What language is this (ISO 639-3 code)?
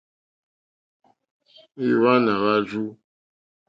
bri